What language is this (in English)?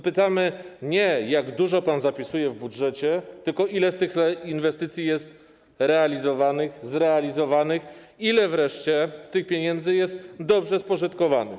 Polish